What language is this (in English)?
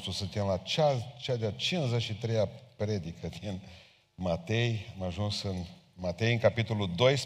Romanian